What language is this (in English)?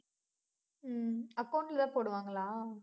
Tamil